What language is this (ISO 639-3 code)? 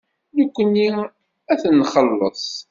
kab